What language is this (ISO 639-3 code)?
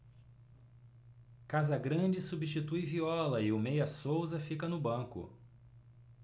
por